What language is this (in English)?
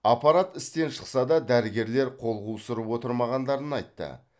Kazakh